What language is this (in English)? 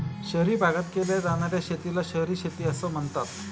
Marathi